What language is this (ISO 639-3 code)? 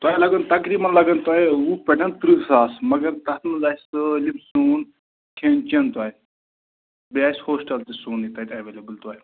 kas